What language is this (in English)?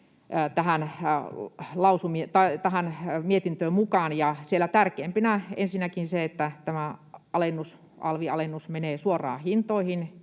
Finnish